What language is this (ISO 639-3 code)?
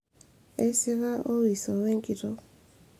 mas